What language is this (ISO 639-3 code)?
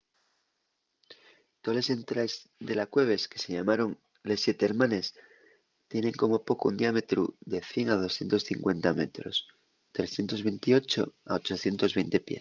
ast